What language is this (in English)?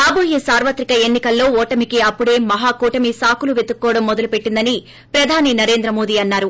Telugu